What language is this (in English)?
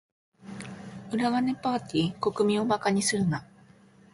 Japanese